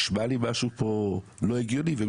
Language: Hebrew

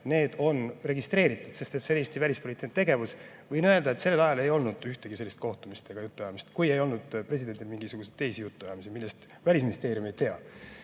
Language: Estonian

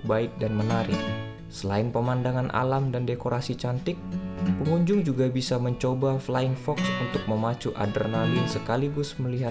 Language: Indonesian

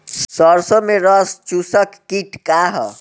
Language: Bhojpuri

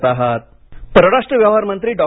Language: Marathi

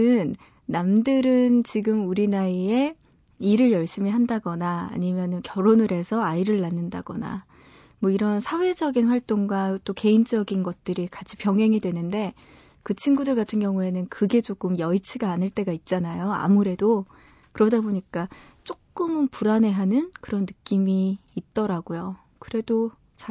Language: Korean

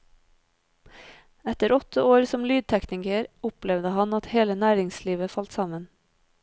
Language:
Norwegian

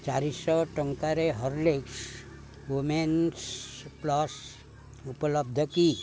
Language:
Odia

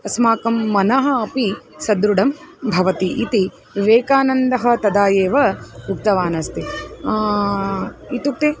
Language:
Sanskrit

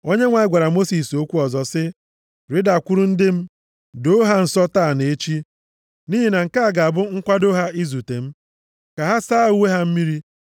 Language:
Igbo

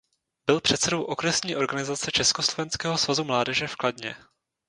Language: Czech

